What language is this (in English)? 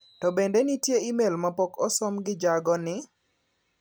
Luo (Kenya and Tanzania)